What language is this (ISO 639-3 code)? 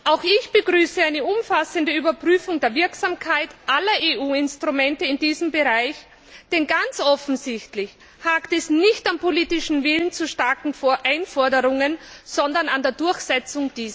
deu